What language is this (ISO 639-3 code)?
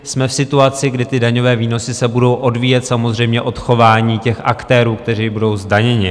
ces